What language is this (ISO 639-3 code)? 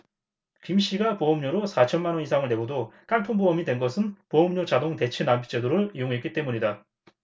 kor